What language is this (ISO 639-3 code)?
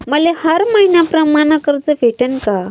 mar